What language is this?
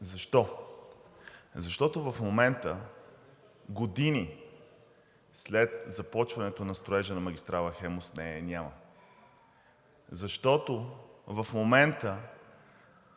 Bulgarian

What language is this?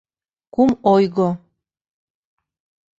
Mari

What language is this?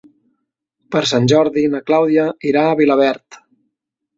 Catalan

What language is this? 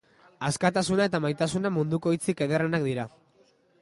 Basque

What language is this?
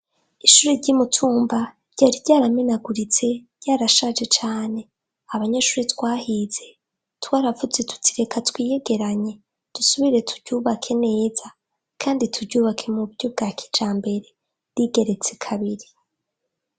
Rundi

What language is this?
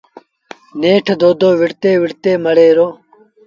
Sindhi Bhil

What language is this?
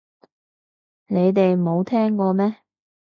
Cantonese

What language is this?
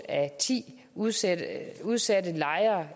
Danish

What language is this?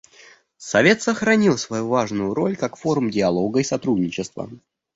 Russian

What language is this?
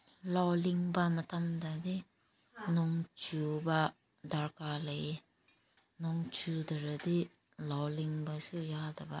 Manipuri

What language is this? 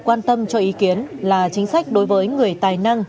Vietnamese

